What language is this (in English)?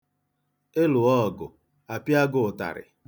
Igbo